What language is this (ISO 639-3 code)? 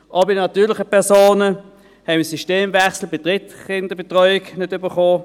gsw